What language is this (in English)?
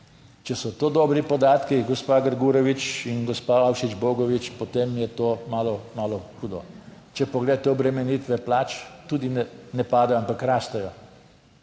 Slovenian